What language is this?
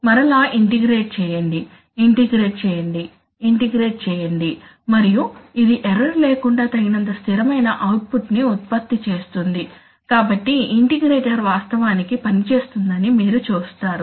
Telugu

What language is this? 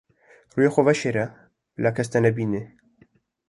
Kurdish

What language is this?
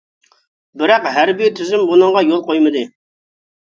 Uyghur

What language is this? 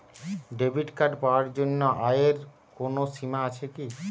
Bangla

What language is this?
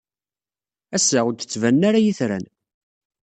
Kabyle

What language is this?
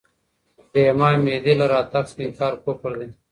Pashto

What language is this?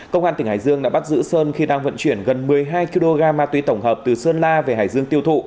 Vietnamese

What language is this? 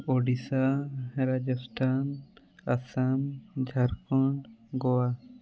Odia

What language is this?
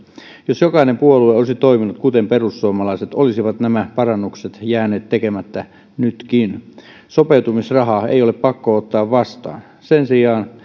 Finnish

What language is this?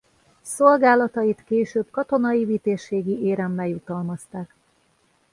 Hungarian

